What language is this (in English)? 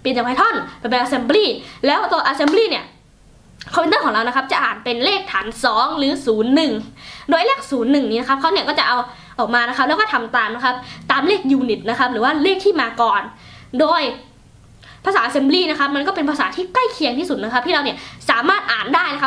Thai